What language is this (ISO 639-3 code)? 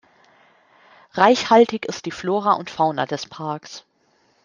deu